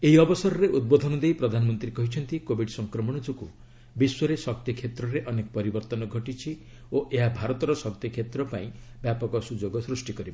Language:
Odia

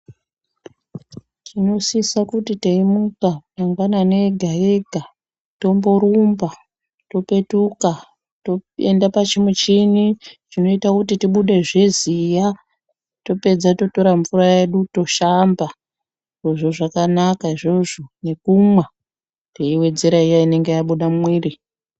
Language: Ndau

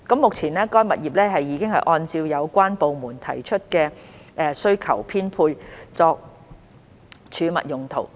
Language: Cantonese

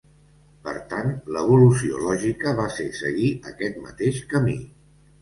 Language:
Catalan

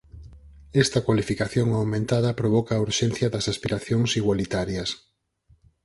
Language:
Galician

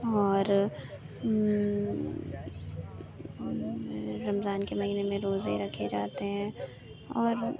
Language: Urdu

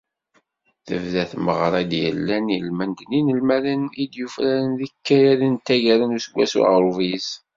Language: Kabyle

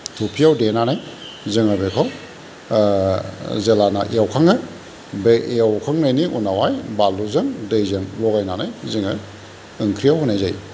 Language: Bodo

